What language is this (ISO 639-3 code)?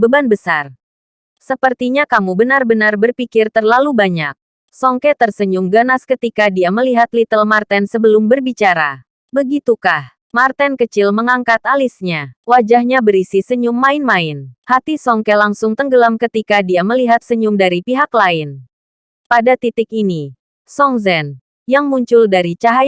ind